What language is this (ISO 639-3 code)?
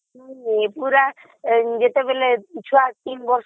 ori